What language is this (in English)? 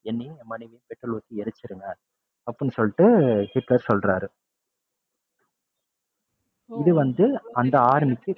Tamil